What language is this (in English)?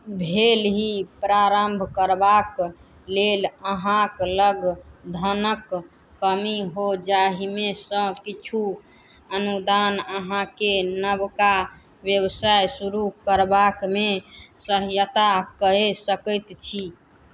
Maithili